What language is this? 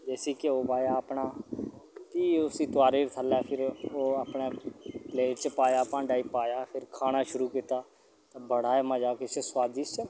Dogri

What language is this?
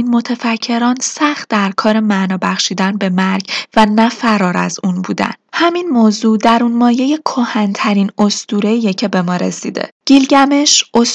Persian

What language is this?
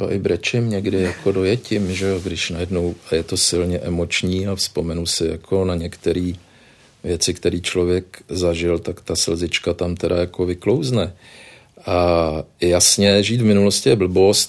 Czech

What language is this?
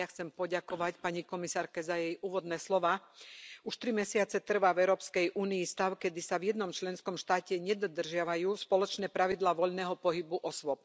Slovak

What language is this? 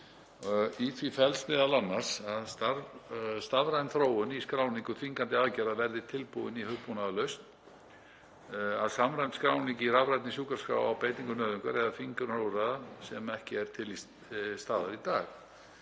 Icelandic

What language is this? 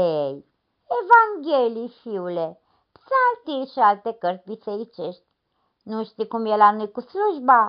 Romanian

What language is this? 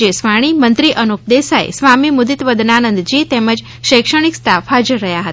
Gujarati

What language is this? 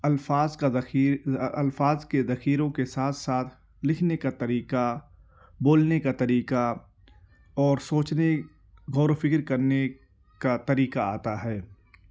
Urdu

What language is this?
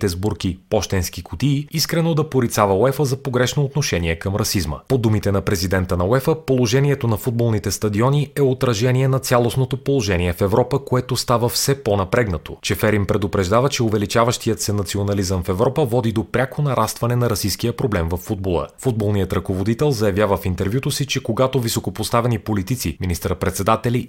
Bulgarian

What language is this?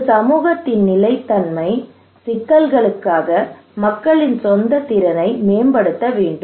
Tamil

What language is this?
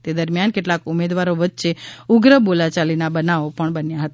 Gujarati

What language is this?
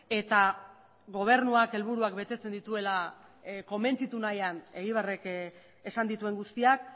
Basque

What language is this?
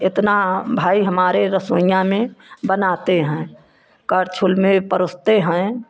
Hindi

